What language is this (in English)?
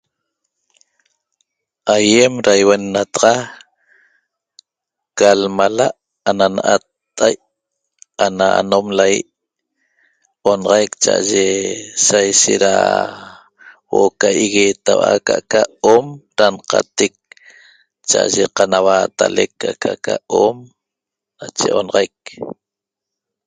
Toba